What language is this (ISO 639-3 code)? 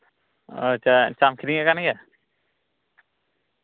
sat